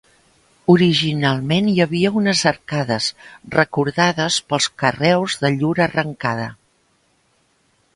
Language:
Catalan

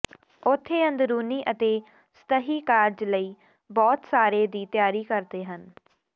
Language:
Punjabi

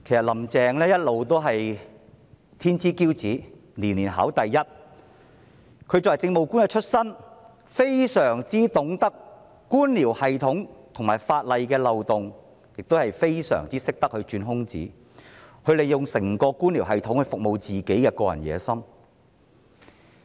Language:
Cantonese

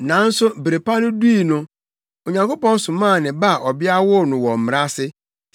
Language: Akan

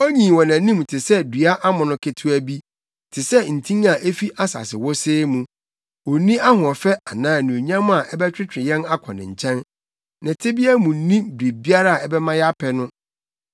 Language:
Akan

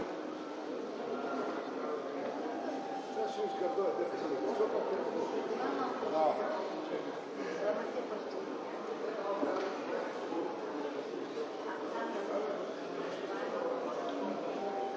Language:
Bulgarian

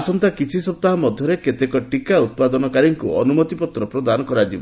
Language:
Odia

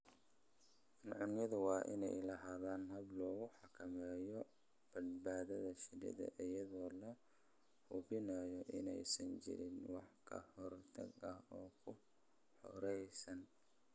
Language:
Somali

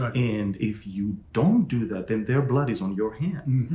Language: English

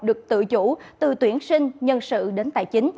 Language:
Vietnamese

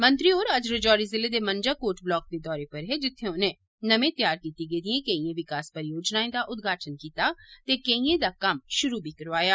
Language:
Dogri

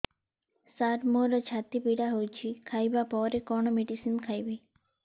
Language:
Odia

